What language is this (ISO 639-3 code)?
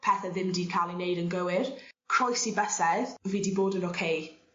cym